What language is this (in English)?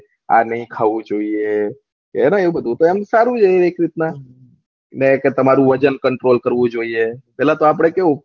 Gujarati